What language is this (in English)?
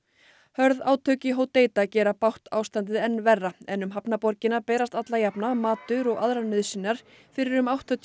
Icelandic